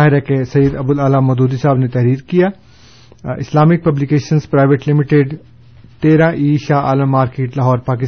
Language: Urdu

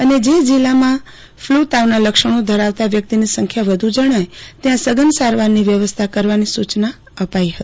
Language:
Gujarati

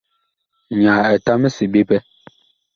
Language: Bakoko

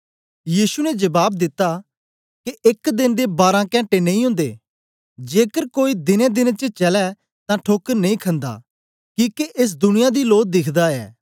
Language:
Dogri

